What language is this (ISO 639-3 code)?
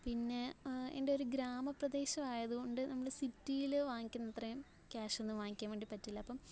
mal